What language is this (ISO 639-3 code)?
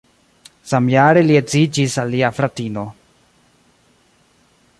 epo